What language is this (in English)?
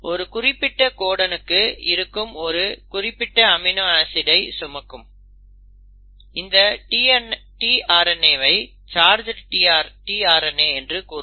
Tamil